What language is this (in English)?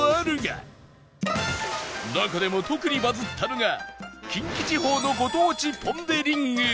Japanese